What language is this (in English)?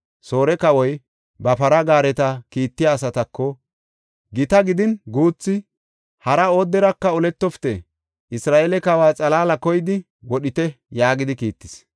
Gofa